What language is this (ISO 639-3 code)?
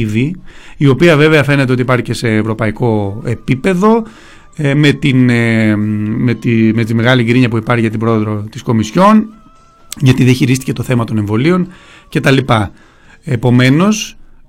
ell